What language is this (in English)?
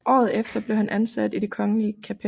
Danish